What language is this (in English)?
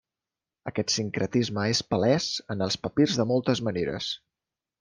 Catalan